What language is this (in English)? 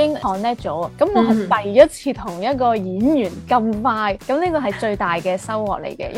Chinese